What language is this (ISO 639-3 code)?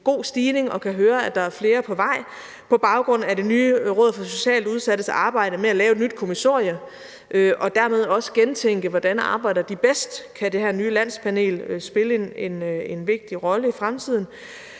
dan